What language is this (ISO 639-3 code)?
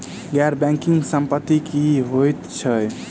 mai